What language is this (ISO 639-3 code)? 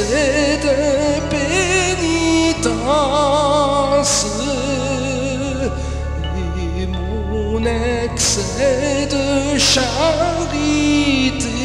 nld